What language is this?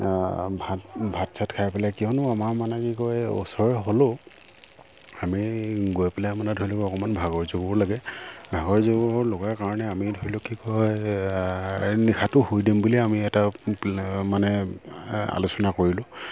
Assamese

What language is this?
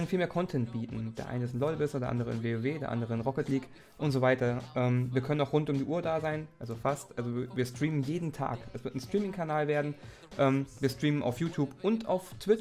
German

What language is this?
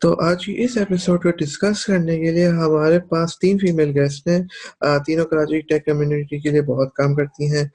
Urdu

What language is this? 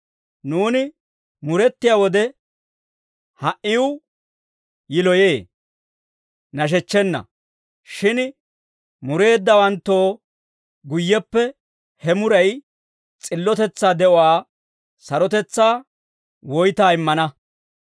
Dawro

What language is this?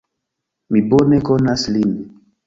Esperanto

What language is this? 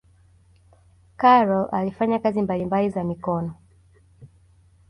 Swahili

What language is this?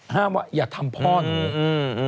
Thai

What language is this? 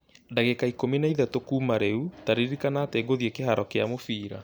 Kikuyu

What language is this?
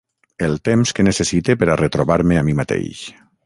Catalan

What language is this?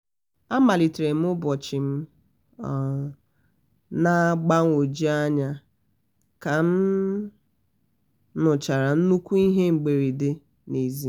Igbo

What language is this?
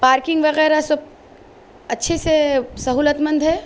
Urdu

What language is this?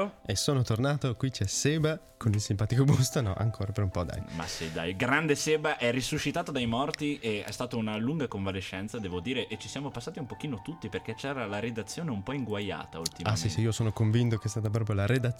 Italian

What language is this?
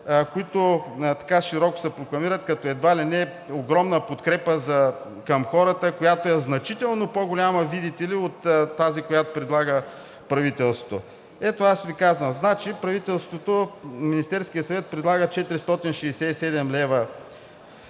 Bulgarian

